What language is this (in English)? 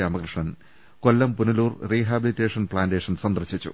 Malayalam